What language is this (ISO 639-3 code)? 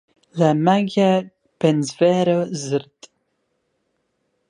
fra